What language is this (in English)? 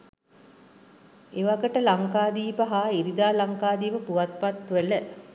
Sinhala